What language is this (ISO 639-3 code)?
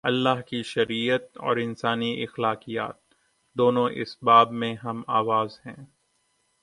urd